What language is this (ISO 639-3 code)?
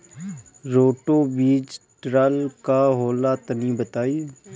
bho